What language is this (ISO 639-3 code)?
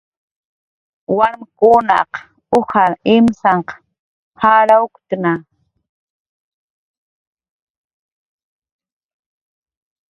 jqr